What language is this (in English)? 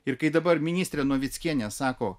Lithuanian